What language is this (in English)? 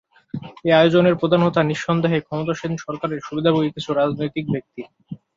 Bangla